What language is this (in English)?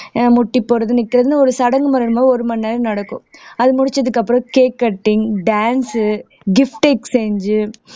Tamil